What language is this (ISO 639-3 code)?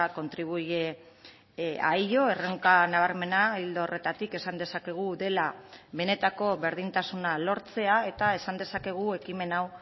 eus